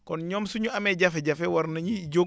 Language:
Wolof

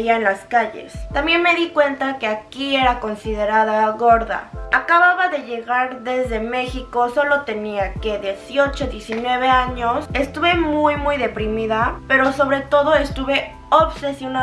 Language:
Spanish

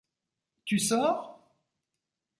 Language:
French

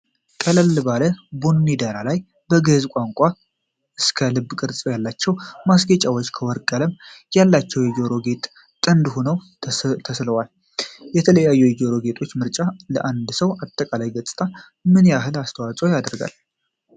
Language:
Amharic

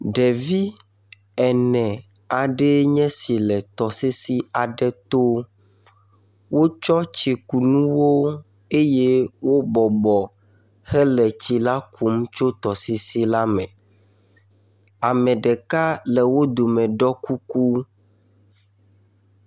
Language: Ewe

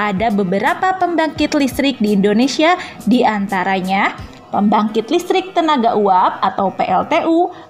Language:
Indonesian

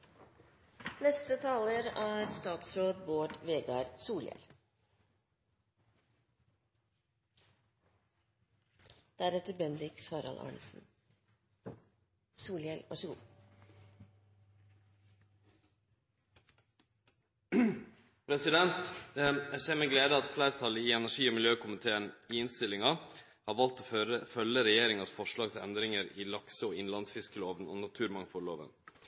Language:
Norwegian Nynorsk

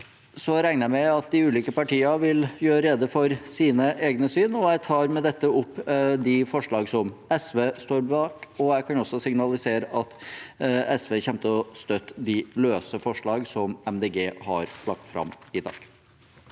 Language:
Norwegian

